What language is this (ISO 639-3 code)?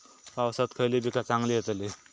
mar